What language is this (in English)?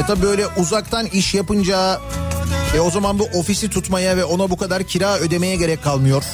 Turkish